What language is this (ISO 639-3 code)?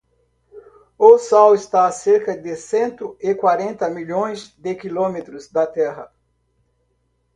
por